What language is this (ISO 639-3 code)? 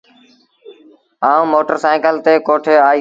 sbn